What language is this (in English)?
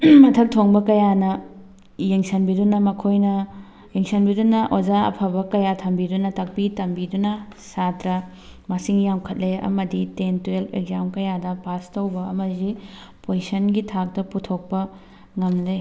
Manipuri